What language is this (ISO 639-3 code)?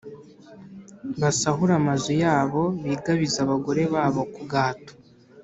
kin